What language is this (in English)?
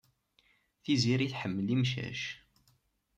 Kabyle